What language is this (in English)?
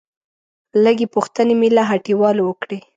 Pashto